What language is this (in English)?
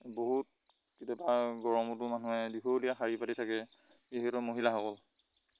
Assamese